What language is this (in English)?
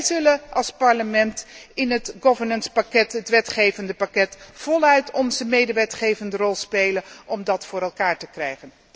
Dutch